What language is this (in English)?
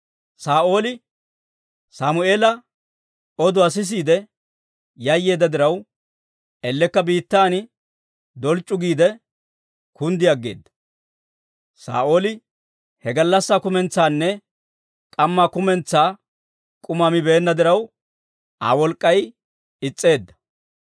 Dawro